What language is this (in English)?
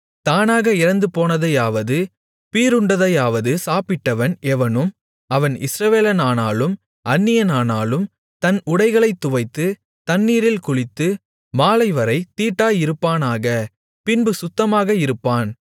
Tamil